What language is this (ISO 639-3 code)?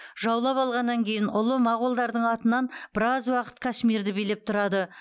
kaz